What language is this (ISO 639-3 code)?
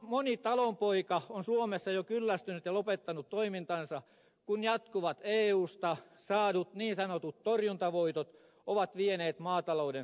fin